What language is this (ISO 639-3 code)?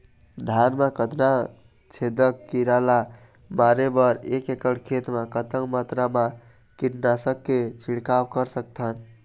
hne